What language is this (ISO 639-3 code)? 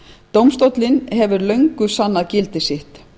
isl